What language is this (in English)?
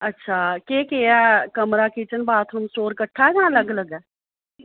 Dogri